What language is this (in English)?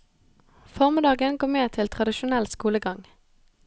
Norwegian